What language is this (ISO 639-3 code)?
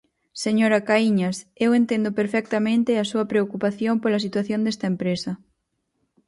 glg